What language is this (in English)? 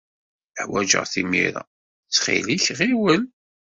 Kabyle